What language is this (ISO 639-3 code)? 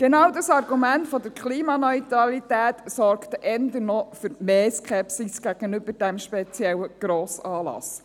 gsw